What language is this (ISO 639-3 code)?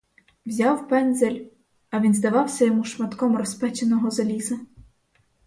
ukr